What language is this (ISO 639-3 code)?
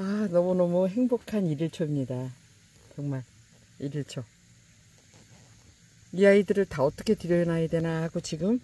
kor